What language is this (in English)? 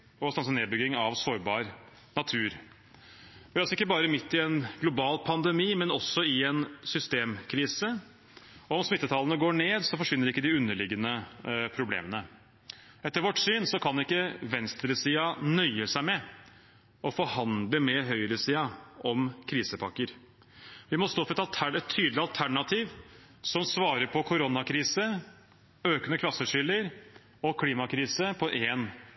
Norwegian Bokmål